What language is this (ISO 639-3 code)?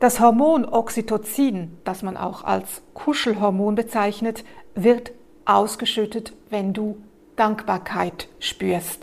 deu